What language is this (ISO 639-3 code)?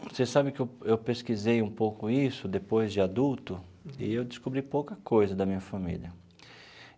por